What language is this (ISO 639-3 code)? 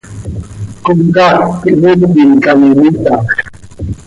sei